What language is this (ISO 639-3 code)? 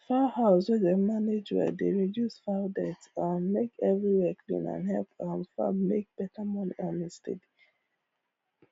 pcm